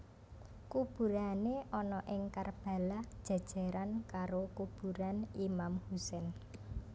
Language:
Javanese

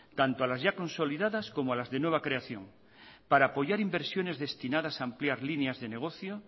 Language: Spanish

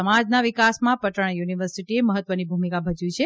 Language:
Gujarati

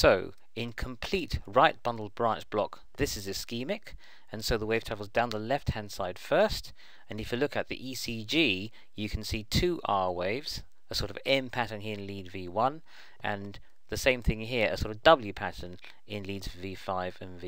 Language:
English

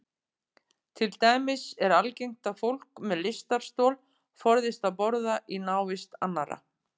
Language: Icelandic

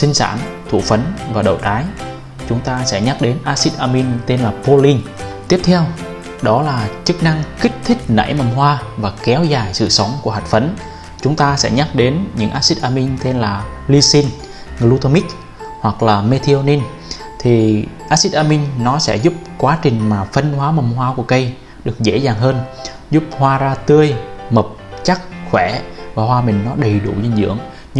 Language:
Vietnamese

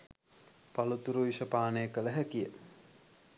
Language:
Sinhala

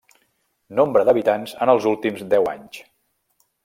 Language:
Catalan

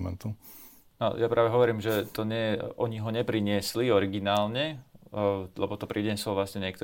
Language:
Slovak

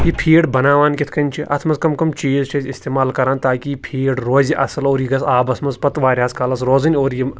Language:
Kashmiri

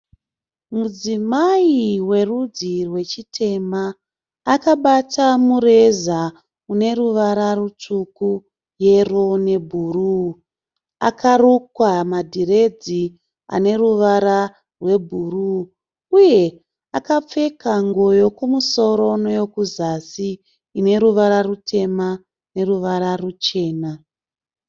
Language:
Shona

